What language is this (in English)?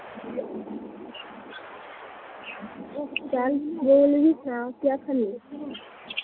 Dogri